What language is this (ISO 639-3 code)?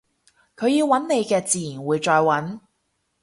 yue